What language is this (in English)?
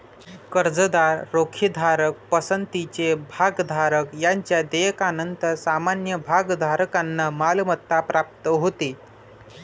Marathi